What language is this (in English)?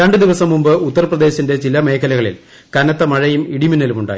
Malayalam